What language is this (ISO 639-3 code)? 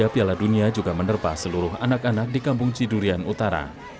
ind